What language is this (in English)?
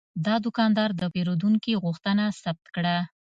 Pashto